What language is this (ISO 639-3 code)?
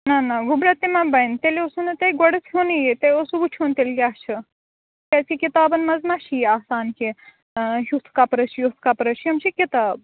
kas